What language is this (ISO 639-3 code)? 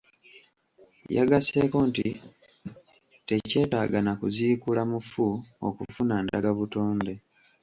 lug